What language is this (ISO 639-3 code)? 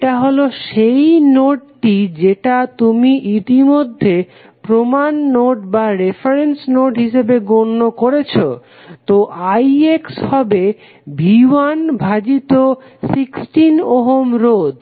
ben